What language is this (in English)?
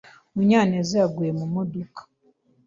Kinyarwanda